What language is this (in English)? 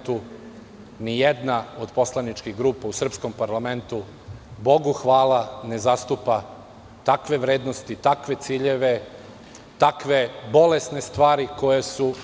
Serbian